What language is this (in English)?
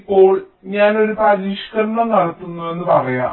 Malayalam